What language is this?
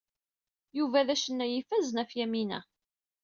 Kabyle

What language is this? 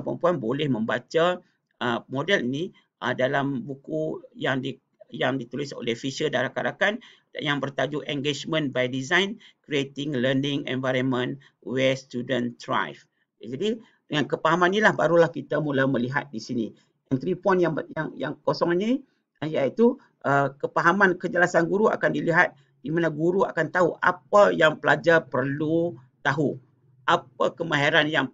Malay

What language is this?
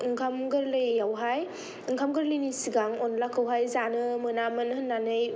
Bodo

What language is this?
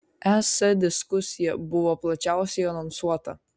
Lithuanian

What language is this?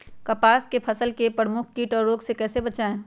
Magahi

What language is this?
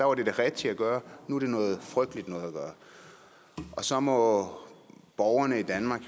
Danish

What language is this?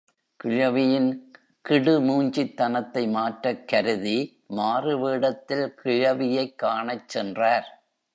Tamil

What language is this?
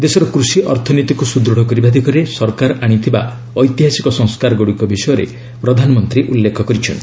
Odia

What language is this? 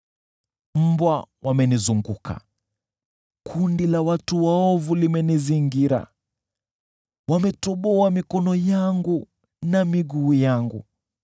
Swahili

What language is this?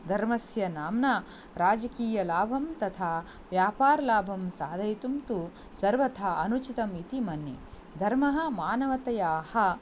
Sanskrit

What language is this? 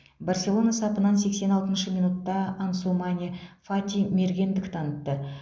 Kazakh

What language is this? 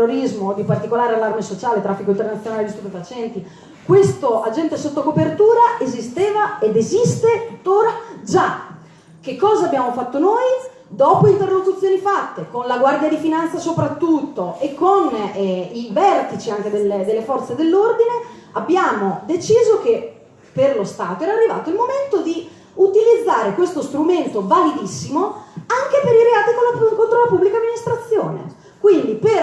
Italian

